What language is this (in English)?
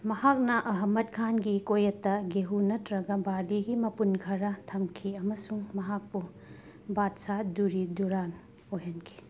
Manipuri